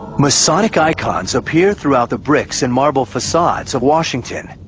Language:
English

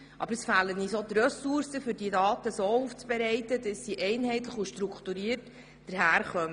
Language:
Swiss German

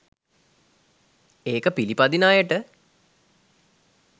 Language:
Sinhala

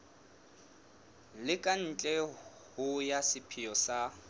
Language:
Southern Sotho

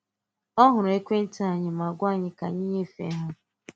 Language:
Igbo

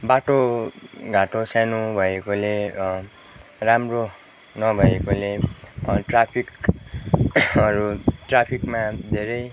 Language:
Nepali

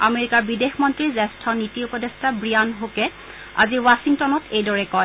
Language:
Assamese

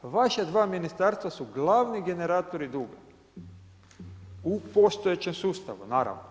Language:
Croatian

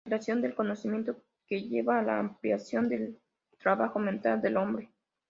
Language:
Spanish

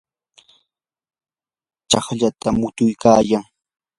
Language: Yanahuanca Pasco Quechua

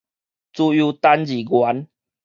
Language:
Min Nan Chinese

